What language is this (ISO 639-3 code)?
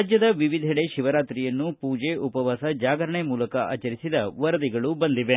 kan